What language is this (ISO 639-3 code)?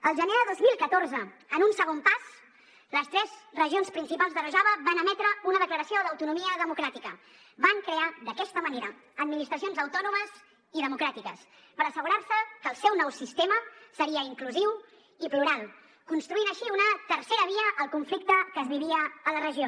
cat